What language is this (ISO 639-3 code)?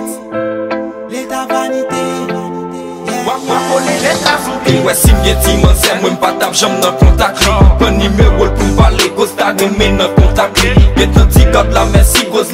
por